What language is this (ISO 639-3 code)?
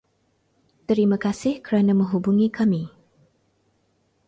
msa